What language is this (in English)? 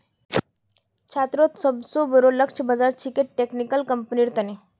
Magahi